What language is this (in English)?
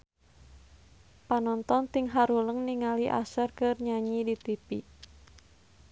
Sundanese